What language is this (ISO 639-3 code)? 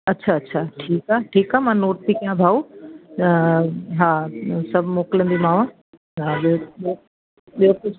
snd